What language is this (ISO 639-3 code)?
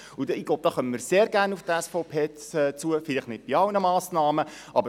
gsw